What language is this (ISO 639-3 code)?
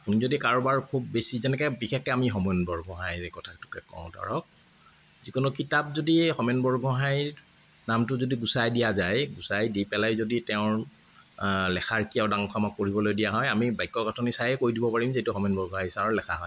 asm